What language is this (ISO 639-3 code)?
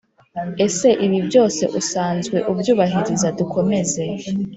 kin